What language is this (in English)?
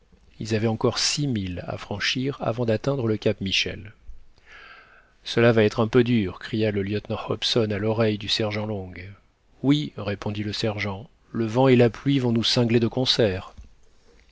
French